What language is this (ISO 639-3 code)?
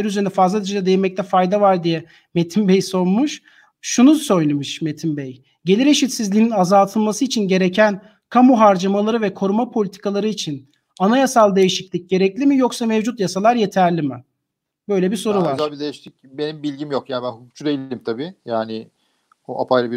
tur